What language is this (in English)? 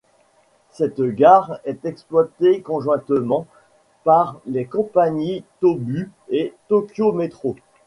French